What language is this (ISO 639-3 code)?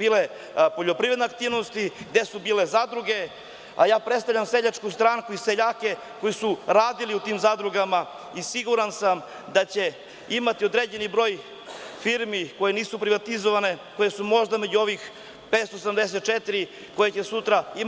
srp